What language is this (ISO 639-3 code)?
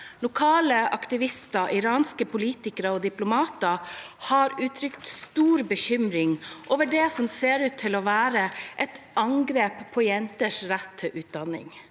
nor